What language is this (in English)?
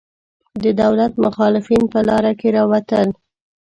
Pashto